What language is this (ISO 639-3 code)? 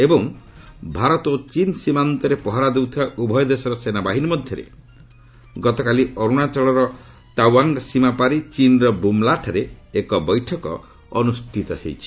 ori